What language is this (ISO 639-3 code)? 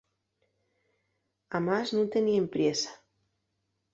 ast